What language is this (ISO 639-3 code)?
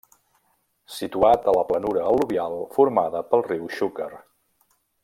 cat